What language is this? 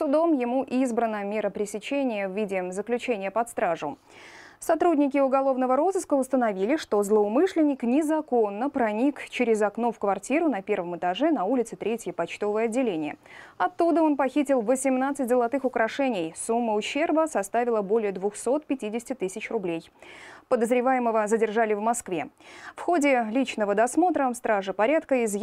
Russian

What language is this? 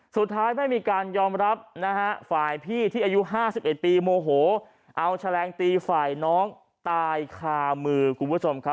Thai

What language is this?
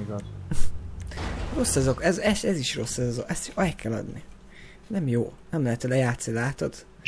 Hungarian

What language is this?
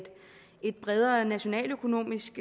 Danish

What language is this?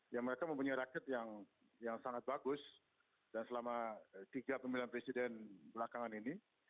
Indonesian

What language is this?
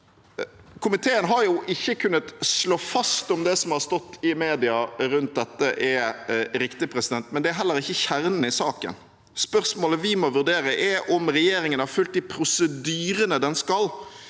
Norwegian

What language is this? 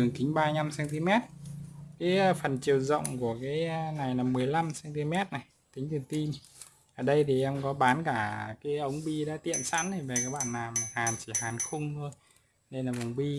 Vietnamese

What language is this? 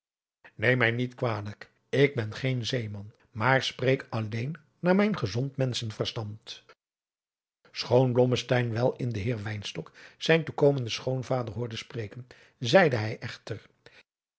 Dutch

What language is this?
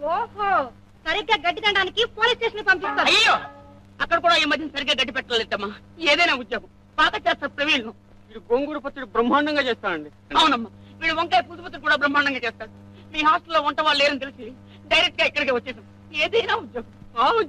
Telugu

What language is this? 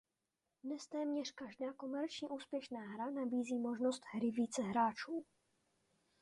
Czech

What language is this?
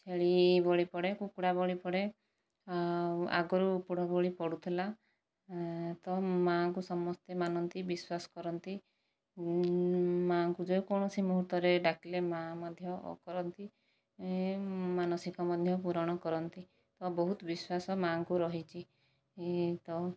Odia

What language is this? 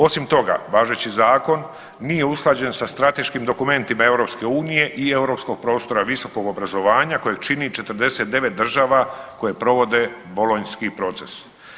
Croatian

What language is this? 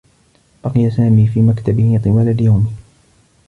Arabic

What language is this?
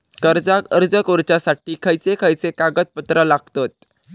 Marathi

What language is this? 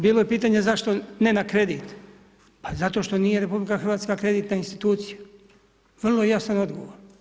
Croatian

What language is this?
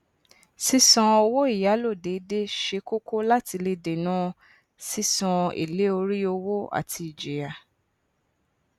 Yoruba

